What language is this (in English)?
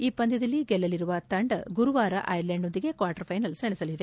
Kannada